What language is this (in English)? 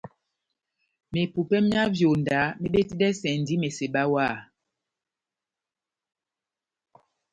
Batanga